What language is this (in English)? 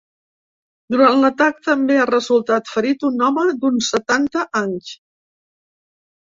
Catalan